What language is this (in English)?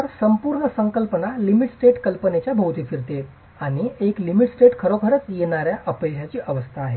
Marathi